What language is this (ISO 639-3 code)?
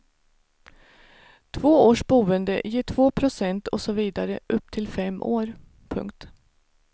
swe